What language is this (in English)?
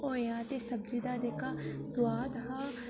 Dogri